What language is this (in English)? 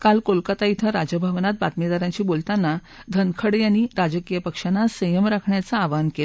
Marathi